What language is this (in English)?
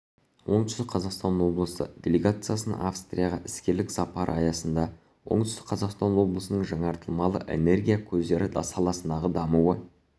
Kazakh